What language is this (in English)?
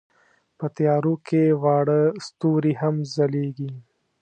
Pashto